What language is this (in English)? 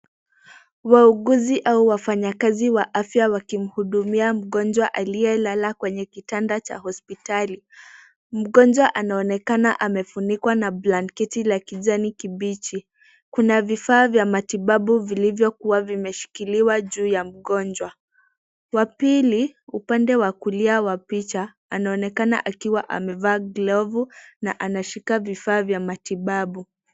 Swahili